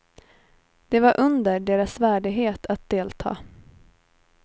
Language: Swedish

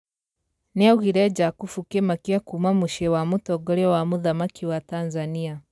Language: Kikuyu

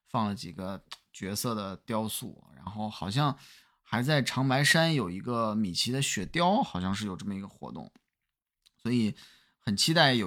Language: Chinese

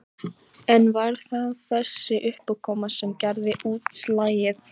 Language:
Icelandic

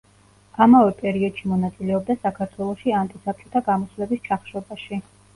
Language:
Georgian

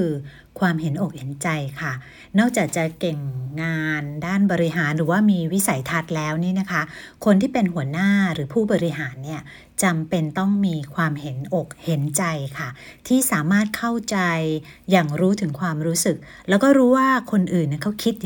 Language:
Thai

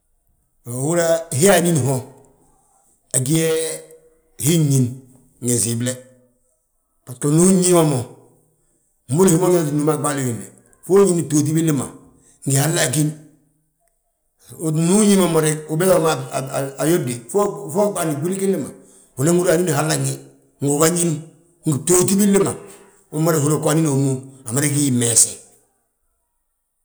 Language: Balanta-Ganja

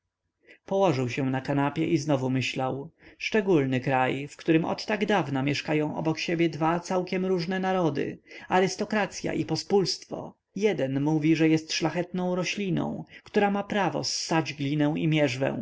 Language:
Polish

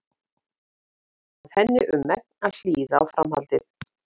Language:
Icelandic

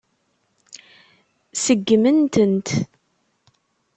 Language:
Kabyle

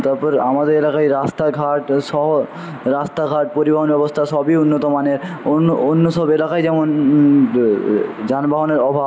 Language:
Bangla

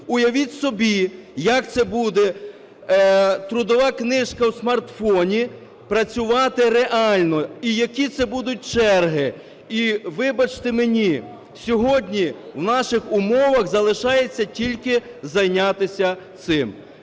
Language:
Ukrainian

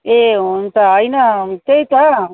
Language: Nepali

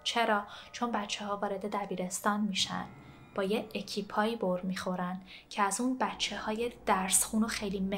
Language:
Persian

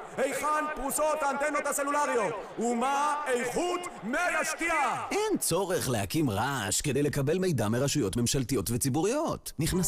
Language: Hebrew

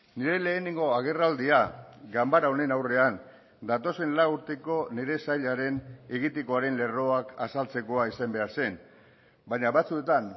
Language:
Basque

